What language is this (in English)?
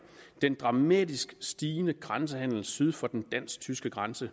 Danish